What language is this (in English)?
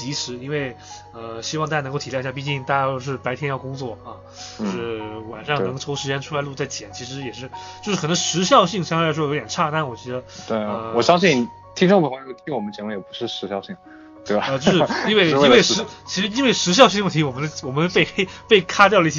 Chinese